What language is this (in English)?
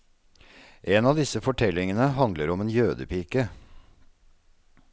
Norwegian